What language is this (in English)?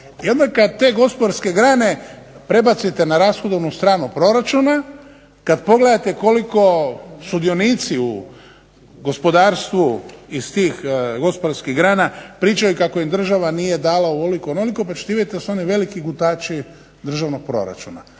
Croatian